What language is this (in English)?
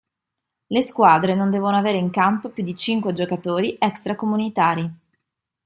Italian